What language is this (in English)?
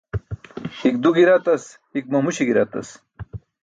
Burushaski